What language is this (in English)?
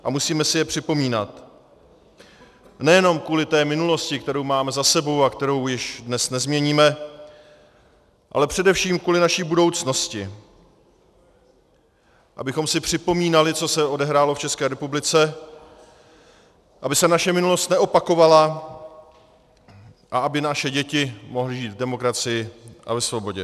Czech